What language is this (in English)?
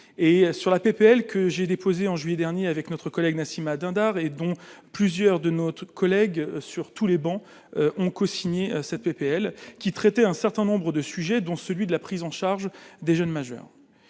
French